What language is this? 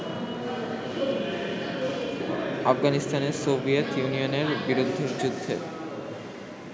Bangla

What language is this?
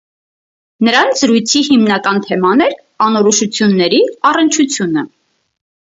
Armenian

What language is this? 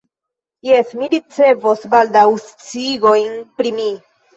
Esperanto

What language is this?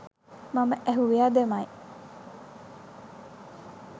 Sinhala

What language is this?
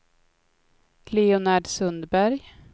Swedish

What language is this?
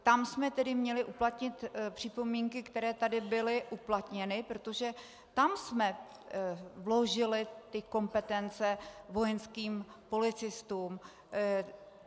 Czech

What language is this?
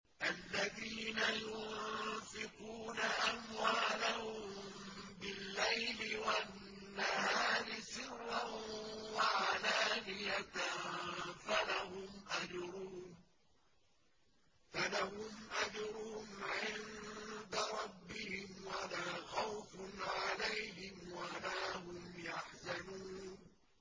Arabic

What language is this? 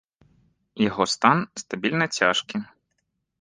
Belarusian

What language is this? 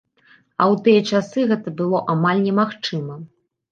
Belarusian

